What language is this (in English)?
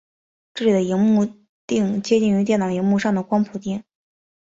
Chinese